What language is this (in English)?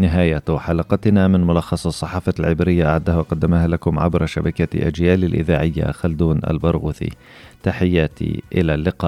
Arabic